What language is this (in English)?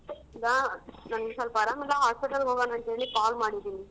Kannada